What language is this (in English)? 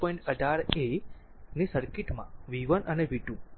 Gujarati